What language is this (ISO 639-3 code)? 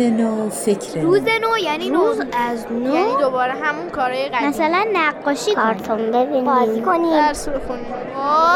fas